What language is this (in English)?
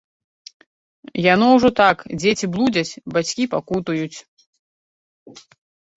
Belarusian